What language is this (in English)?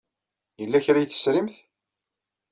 Kabyle